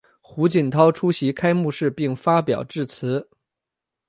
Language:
Chinese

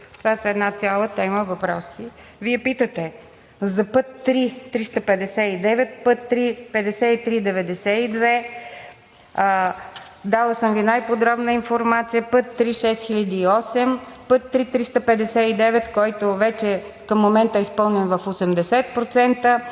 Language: Bulgarian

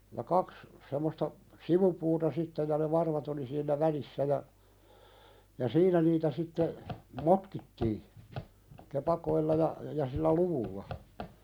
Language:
Finnish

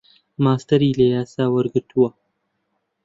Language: Central Kurdish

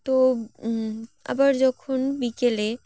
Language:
Bangla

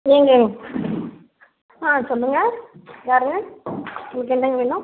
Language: Tamil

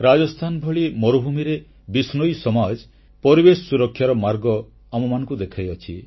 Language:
Odia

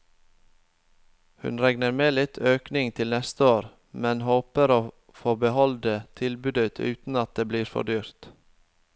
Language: Norwegian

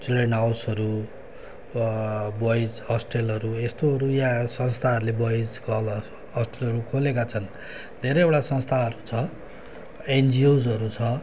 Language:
Nepali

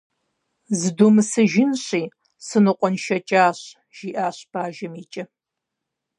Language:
Kabardian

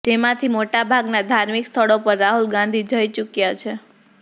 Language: Gujarati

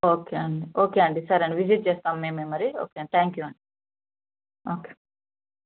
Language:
Telugu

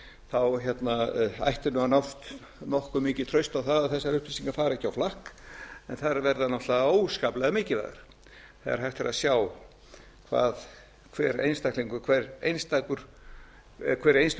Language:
Icelandic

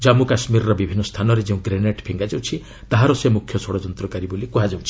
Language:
Odia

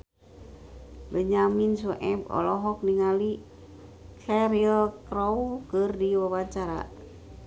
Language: Sundanese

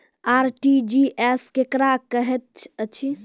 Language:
Maithili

